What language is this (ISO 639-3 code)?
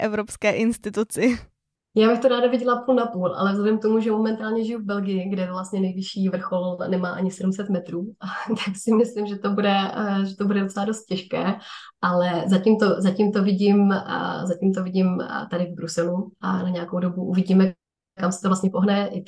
ces